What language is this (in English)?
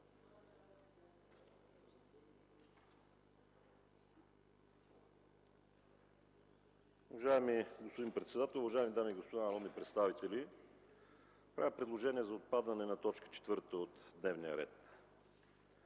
Bulgarian